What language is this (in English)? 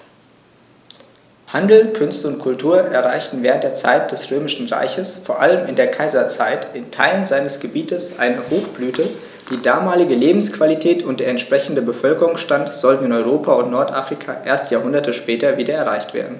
German